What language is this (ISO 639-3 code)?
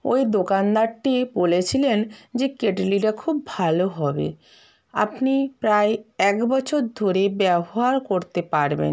ben